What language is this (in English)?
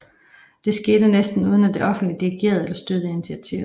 Danish